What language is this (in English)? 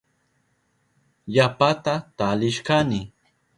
Southern Pastaza Quechua